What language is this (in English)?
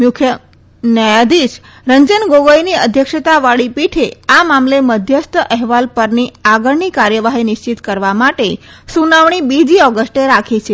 Gujarati